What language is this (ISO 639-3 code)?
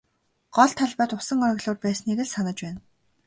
mon